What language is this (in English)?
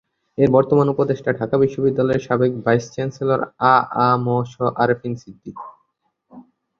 Bangla